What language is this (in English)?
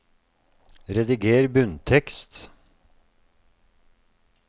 Norwegian